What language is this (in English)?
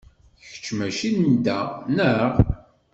Kabyle